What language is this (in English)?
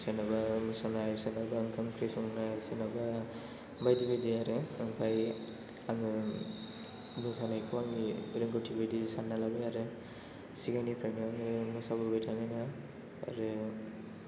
Bodo